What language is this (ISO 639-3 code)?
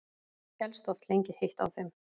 isl